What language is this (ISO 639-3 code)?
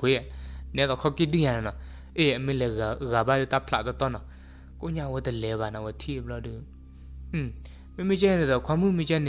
tha